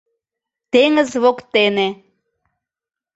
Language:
Mari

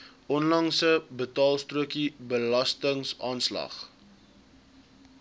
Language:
Afrikaans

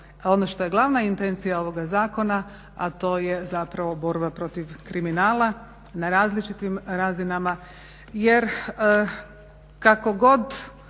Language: Croatian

